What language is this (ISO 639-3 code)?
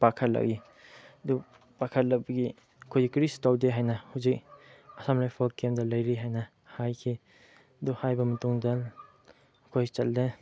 mni